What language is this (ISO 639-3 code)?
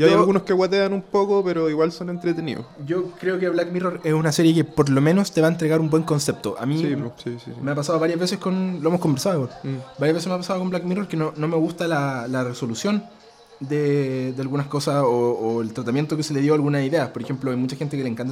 spa